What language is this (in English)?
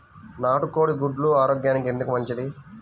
Telugu